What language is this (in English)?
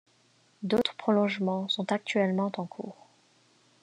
French